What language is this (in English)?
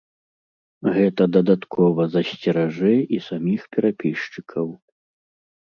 Belarusian